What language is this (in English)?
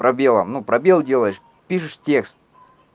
Russian